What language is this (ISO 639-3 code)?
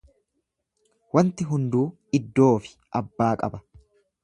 orm